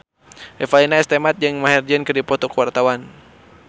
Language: Sundanese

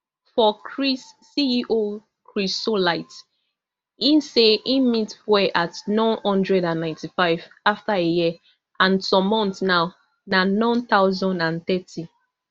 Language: Nigerian Pidgin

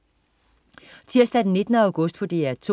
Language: Danish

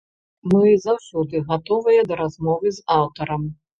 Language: Belarusian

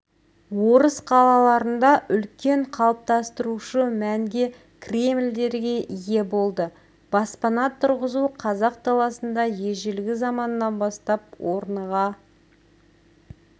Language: Kazakh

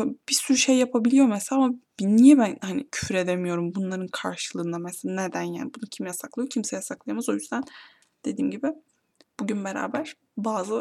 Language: Turkish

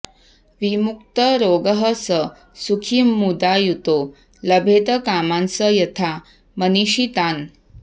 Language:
Sanskrit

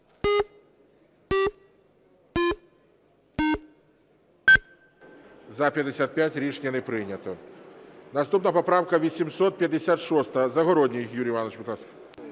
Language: Ukrainian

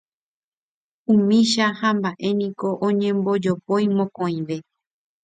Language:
Guarani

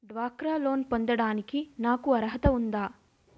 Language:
Telugu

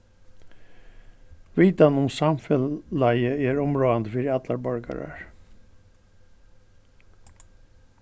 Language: Faroese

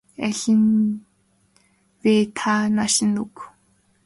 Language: Mongolian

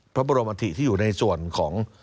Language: Thai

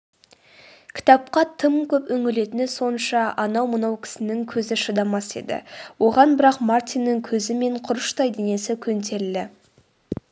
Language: Kazakh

